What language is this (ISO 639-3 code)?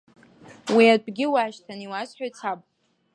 abk